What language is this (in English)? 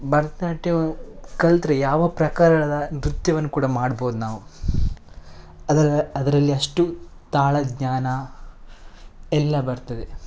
Kannada